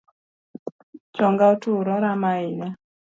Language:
Luo (Kenya and Tanzania)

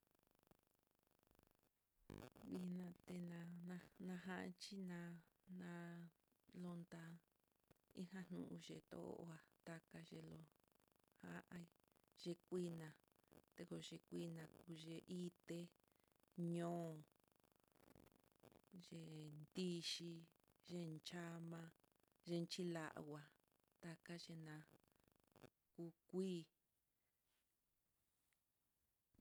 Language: Mitlatongo Mixtec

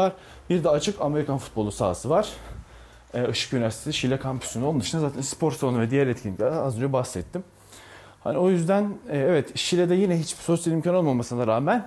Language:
Turkish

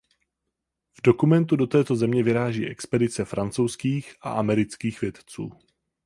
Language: Czech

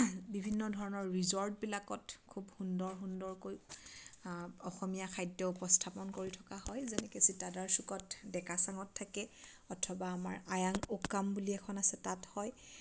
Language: Assamese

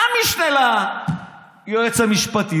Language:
Hebrew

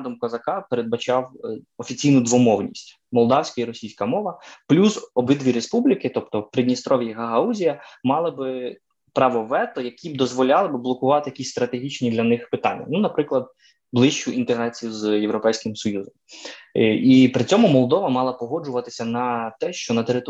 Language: Ukrainian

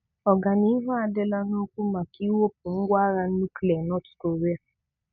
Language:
Igbo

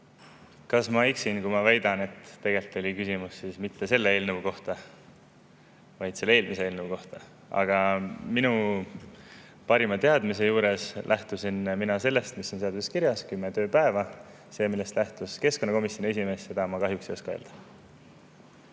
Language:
Estonian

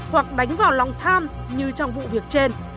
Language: Vietnamese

